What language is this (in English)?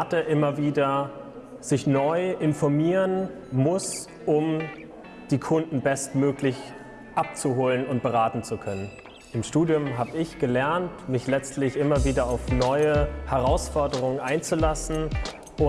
German